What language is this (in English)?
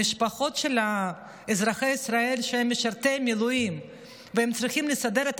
Hebrew